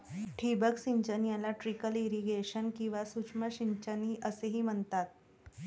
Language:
Marathi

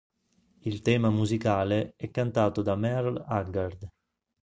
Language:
Italian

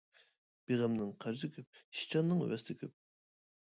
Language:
Uyghur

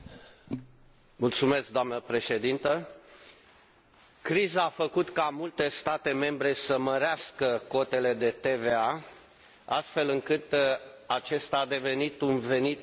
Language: Romanian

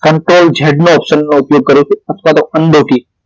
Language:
Gujarati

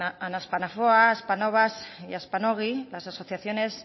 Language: Spanish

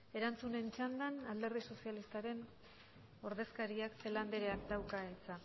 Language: Basque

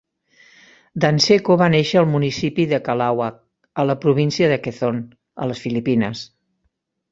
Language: Catalan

